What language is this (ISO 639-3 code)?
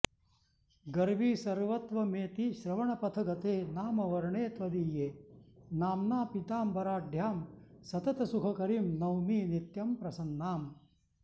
san